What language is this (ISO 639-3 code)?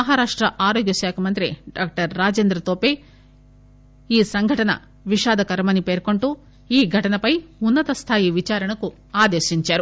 tel